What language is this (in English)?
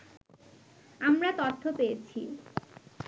Bangla